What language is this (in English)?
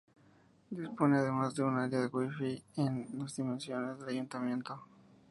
Spanish